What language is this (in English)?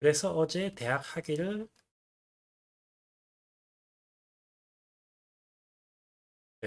Spanish